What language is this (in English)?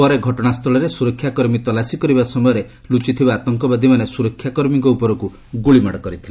Odia